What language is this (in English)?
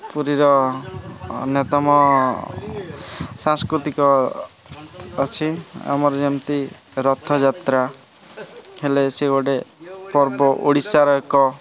Odia